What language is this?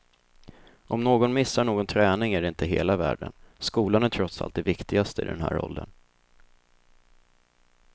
Swedish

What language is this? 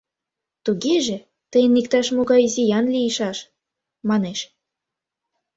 Mari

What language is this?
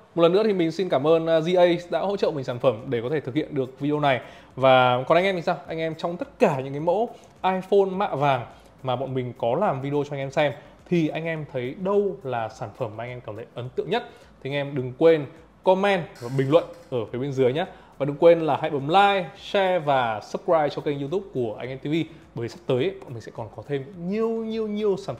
Vietnamese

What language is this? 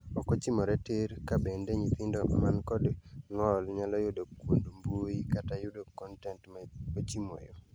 Luo (Kenya and Tanzania)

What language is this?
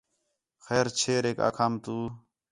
Khetrani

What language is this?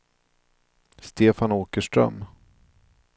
Swedish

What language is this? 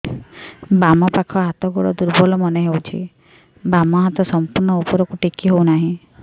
Odia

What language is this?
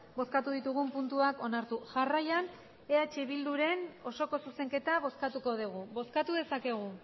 Basque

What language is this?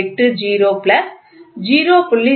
Tamil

